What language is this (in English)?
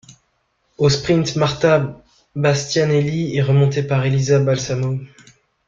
French